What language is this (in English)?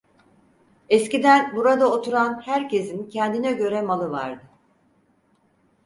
Turkish